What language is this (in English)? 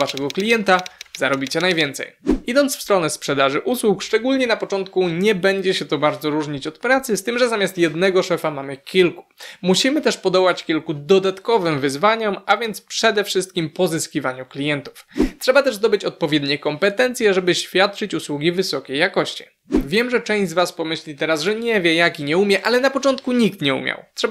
Polish